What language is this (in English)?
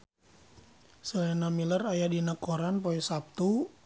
Sundanese